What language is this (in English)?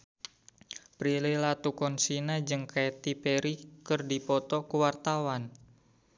Sundanese